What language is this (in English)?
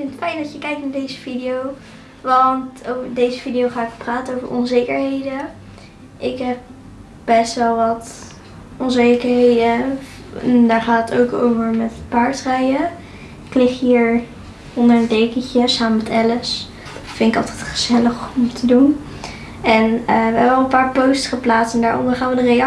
Dutch